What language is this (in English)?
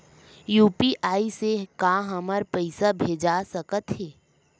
Chhattisgarhi